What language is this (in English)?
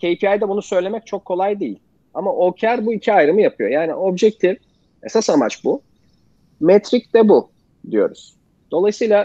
Turkish